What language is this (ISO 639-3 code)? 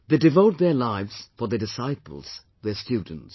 eng